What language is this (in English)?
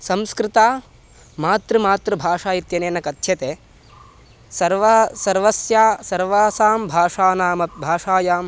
Sanskrit